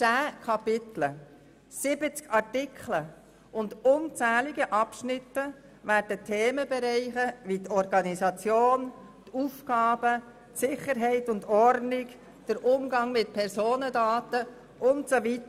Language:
Swiss German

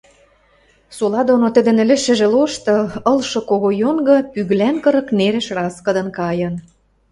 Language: Western Mari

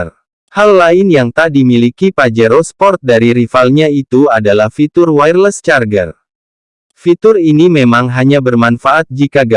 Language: Indonesian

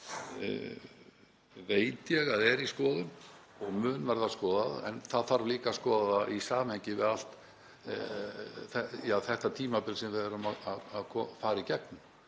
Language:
Icelandic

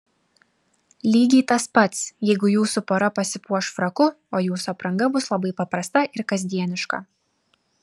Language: Lithuanian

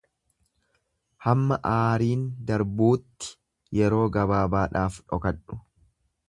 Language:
Oromo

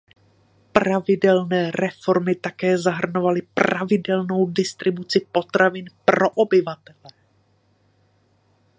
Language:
Czech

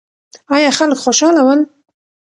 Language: Pashto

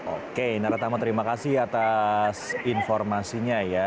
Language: Indonesian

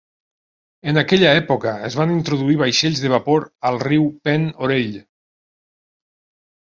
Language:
Catalan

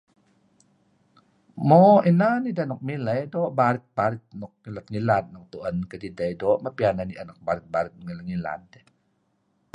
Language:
Kelabit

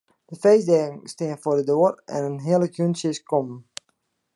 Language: Western Frisian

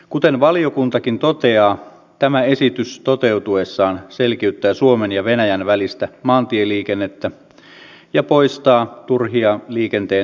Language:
Finnish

